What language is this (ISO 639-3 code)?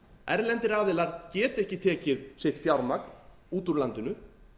isl